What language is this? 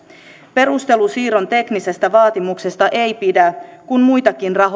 Finnish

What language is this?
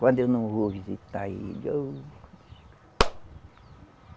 Portuguese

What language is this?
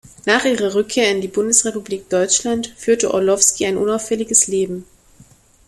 German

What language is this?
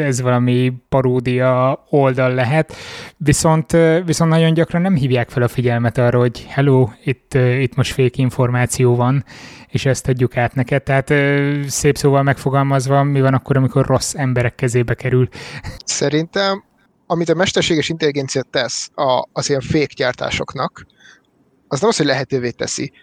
Hungarian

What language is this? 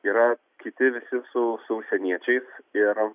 Lithuanian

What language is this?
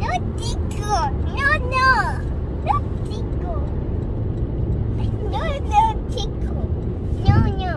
Vietnamese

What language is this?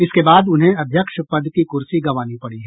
Hindi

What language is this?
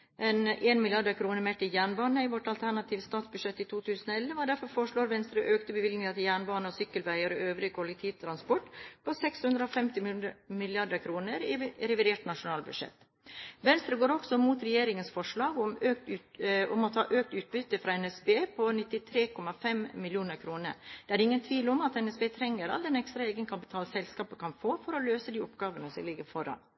Norwegian Bokmål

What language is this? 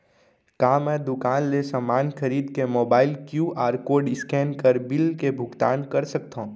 Chhattisgarhi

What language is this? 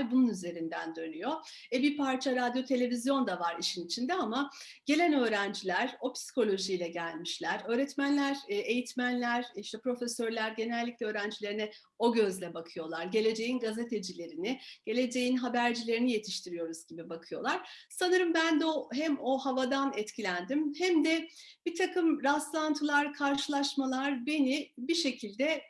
Turkish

